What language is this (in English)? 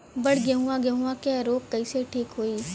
Bhojpuri